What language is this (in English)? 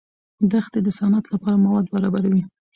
Pashto